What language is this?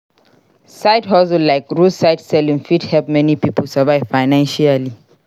Nigerian Pidgin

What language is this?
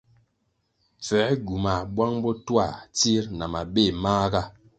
Kwasio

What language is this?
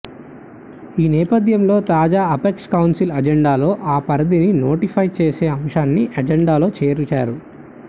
Telugu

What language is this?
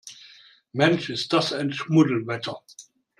German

